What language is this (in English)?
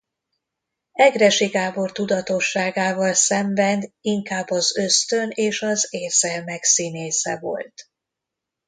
Hungarian